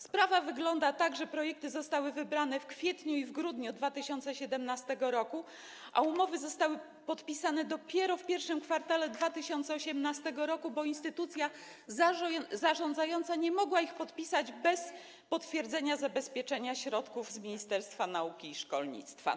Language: Polish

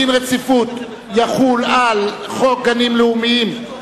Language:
Hebrew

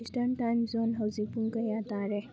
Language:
Manipuri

